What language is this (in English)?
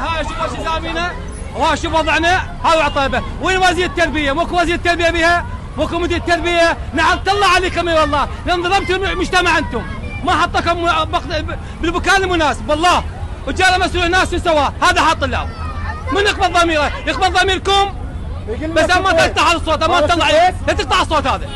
Arabic